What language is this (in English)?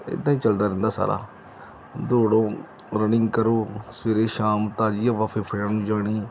Punjabi